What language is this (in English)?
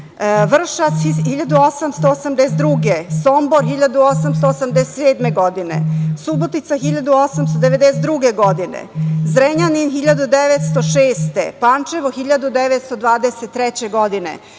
Serbian